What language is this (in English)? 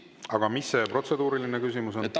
Estonian